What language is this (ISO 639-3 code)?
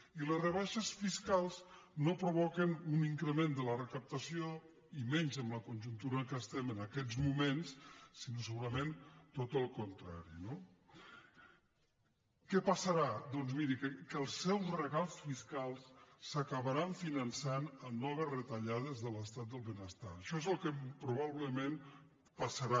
cat